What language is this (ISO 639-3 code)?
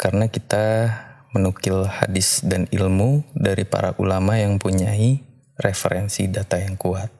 ind